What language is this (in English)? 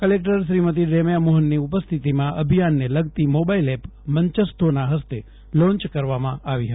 Gujarati